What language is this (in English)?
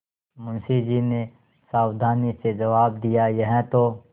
Hindi